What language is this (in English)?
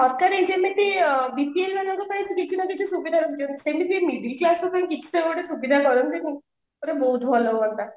Odia